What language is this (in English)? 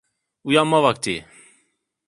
Turkish